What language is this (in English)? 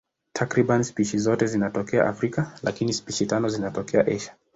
Swahili